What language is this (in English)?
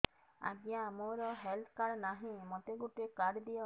Odia